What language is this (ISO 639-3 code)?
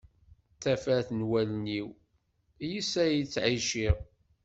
kab